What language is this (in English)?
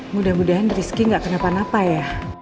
Indonesian